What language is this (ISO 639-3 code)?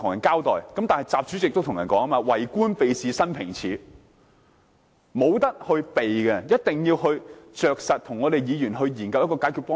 yue